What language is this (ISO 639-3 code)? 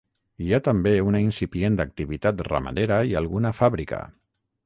cat